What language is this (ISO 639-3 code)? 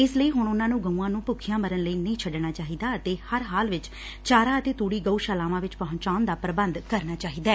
pan